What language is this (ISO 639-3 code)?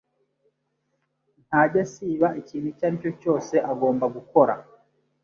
kin